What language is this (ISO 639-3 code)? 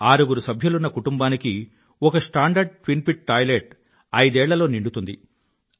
tel